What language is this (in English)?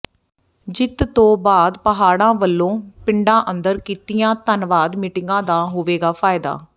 Punjabi